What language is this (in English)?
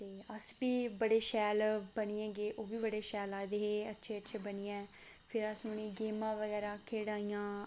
Dogri